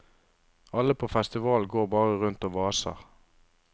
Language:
Norwegian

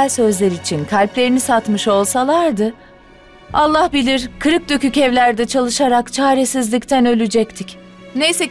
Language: Turkish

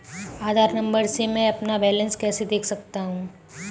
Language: Hindi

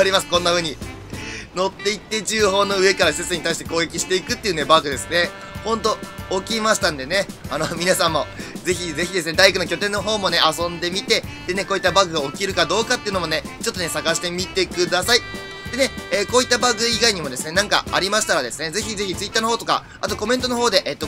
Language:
Japanese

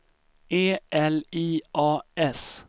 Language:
Swedish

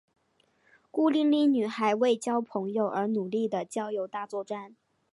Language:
Chinese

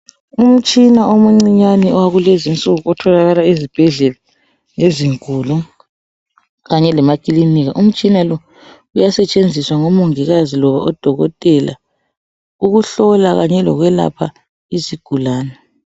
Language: North Ndebele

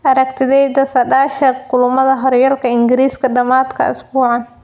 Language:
Somali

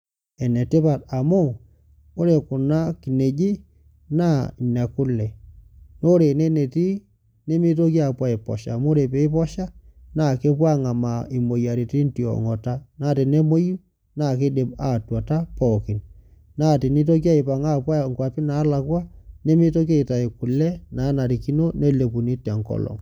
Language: Masai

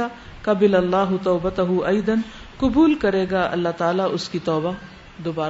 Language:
Urdu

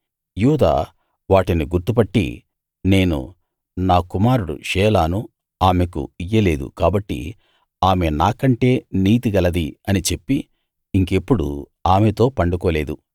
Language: Telugu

